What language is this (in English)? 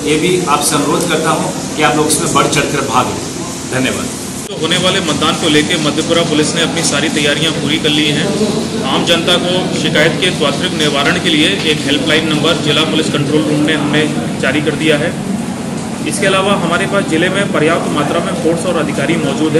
Hindi